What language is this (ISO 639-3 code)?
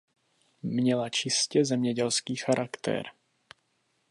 ces